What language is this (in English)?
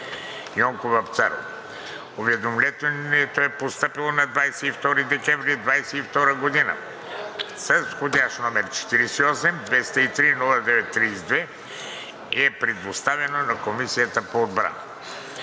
Bulgarian